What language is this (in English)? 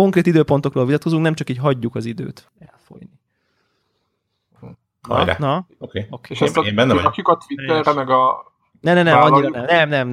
Hungarian